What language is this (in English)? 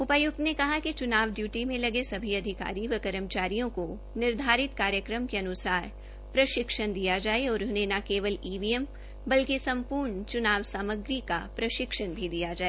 Hindi